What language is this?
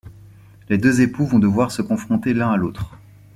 French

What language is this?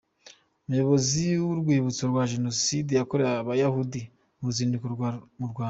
Kinyarwanda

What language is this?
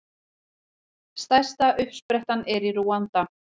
Icelandic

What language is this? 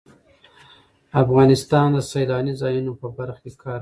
Pashto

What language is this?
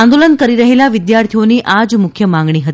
Gujarati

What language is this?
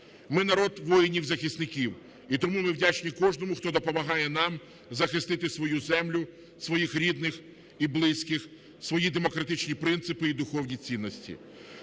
Ukrainian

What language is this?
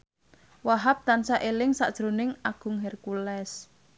Javanese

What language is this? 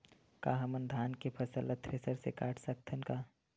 Chhattisgarhi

